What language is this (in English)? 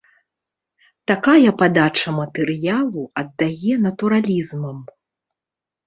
Belarusian